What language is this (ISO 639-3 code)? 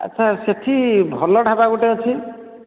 ori